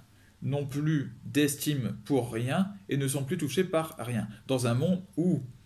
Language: French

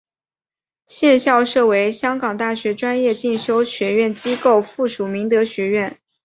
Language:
Chinese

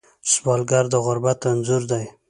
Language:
Pashto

